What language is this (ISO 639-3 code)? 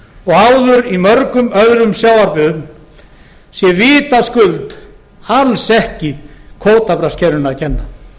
isl